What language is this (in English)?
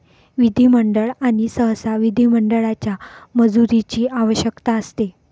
Marathi